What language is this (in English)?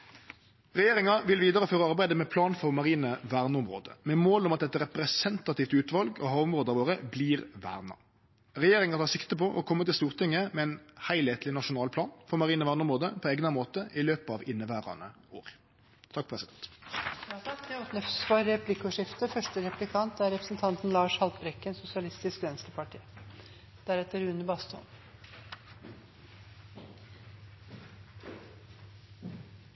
Norwegian Nynorsk